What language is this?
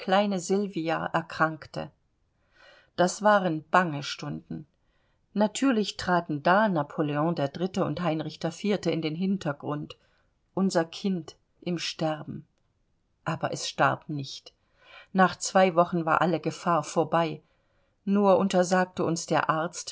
German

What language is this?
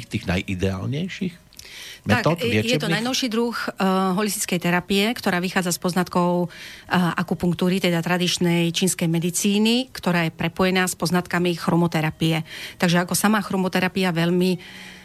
Slovak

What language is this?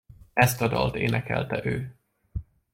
Hungarian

